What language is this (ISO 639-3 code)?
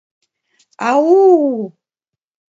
chm